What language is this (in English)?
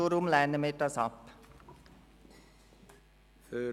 Swiss German